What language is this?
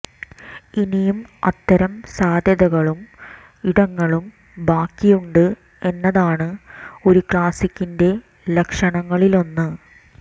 Malayalam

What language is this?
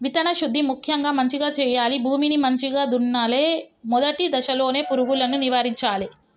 Telugu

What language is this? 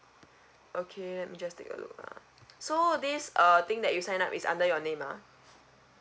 English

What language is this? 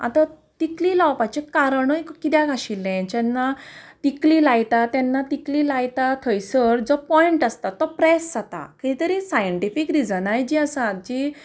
Konkani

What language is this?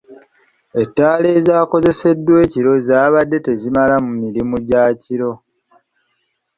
Ganda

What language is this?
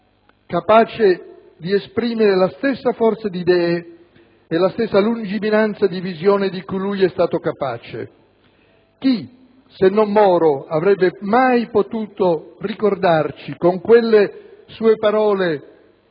Italian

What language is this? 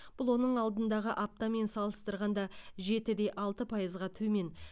Kazakh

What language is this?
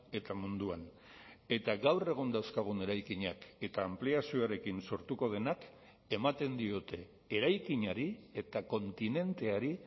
Basque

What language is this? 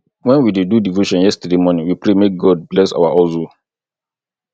Nigerian Pidgin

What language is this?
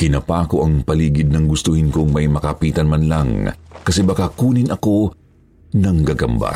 Filipino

